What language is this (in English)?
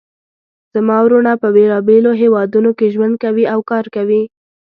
Pashto